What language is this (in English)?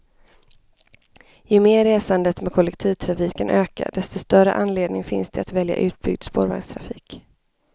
Swedish